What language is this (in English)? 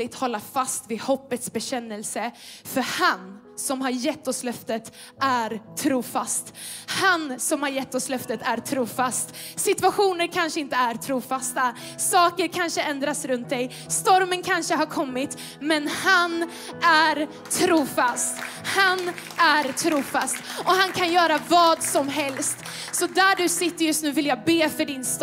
Swedish